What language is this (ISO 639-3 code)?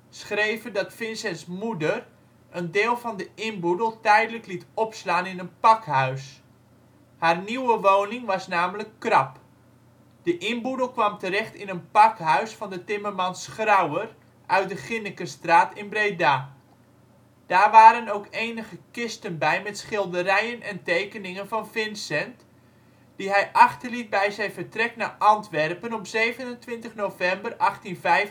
nld